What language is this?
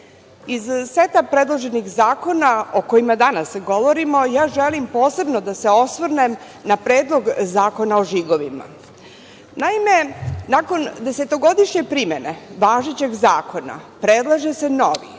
Serbian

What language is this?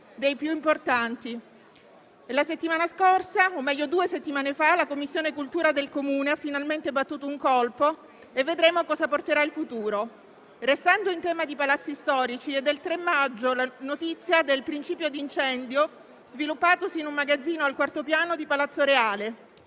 Italian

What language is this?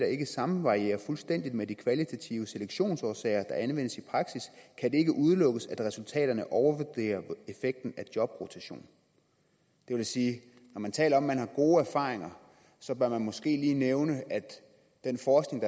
Danish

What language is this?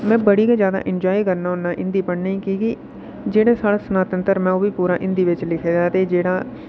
Dogri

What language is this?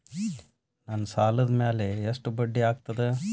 Kannada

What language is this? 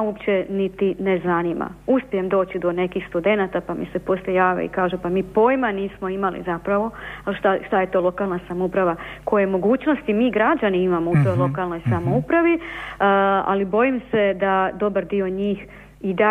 Croatian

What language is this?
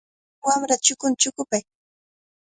Cajatambo North Lima Quechua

